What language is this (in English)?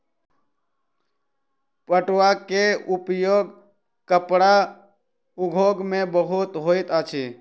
Maithili